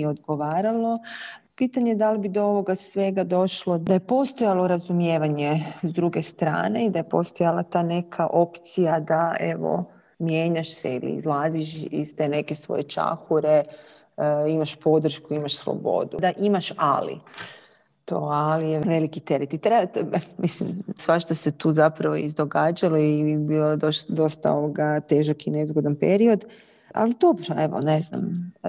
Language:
Croatian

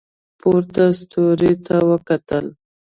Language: Pashto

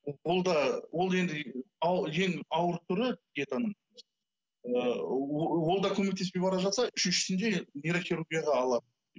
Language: Kazakh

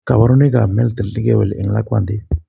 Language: Kalenjin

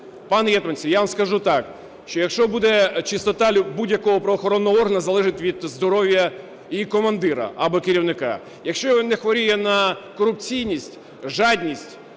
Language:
Ukrainian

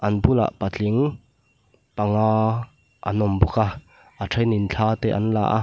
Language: Mizo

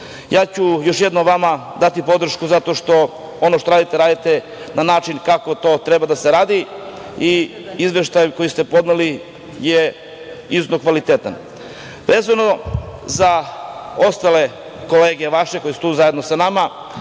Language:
Serbian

